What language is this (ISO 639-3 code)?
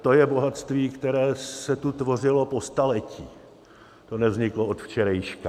ces